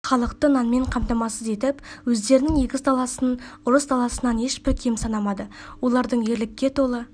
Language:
Kazakh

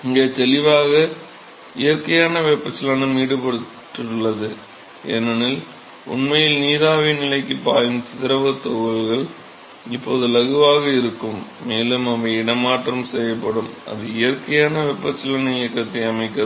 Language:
Tamil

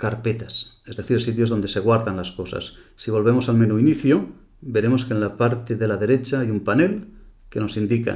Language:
Spanish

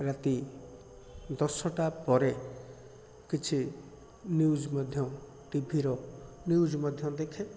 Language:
Odia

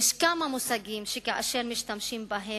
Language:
Hebrew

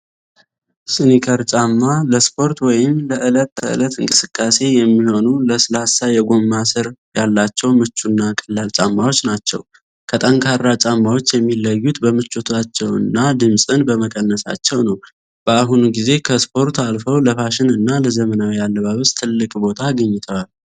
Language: Amharic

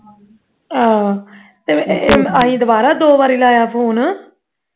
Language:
Punjabi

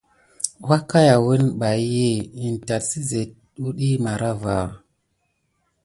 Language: Gidar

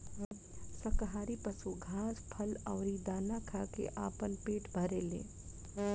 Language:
Bhojpuri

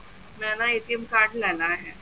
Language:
Punjabi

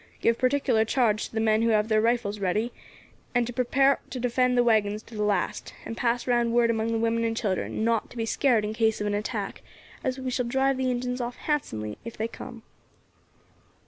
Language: English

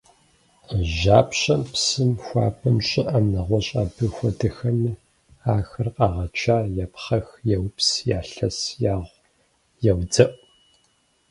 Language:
Kabardian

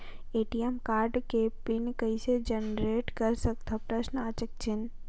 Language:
Chhattisgarhi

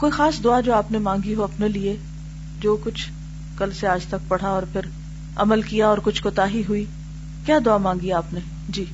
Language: Urdu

